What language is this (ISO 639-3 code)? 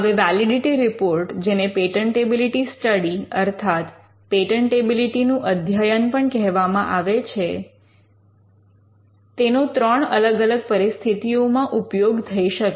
guj